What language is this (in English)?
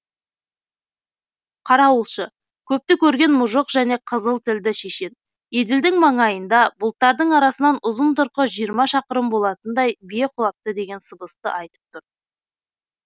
Kazakh